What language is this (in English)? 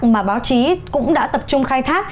Vietnamese